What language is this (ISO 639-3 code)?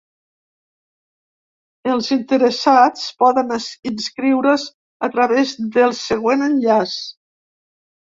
cat